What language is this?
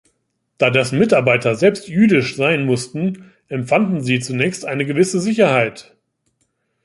German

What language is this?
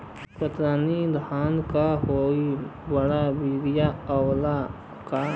Bhojpuri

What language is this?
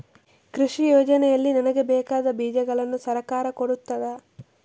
Kannada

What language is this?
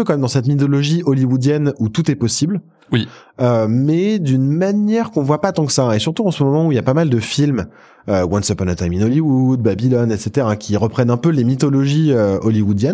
French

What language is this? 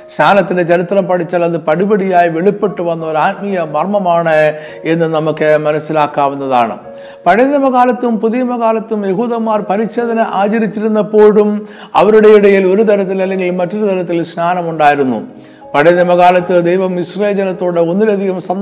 Malayalam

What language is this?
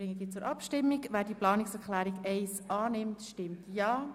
Swiss German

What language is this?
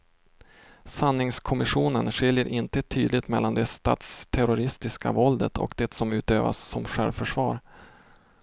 Swedish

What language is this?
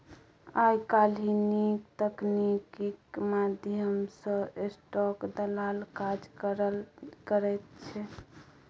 Maithili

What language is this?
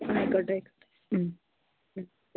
Malayalam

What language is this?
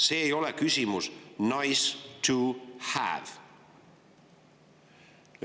Estonian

